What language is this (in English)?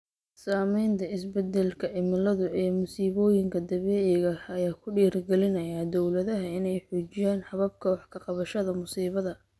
Somali